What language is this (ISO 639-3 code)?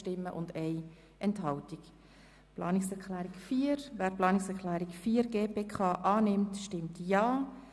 gsw